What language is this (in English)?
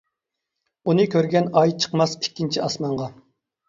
Uyghur